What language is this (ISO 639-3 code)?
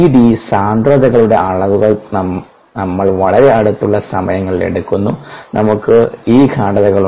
mal